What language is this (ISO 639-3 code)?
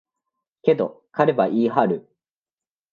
jpn